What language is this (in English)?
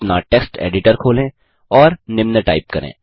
Hindi